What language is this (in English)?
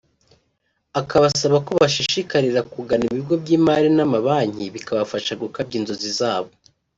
Kinyarwanda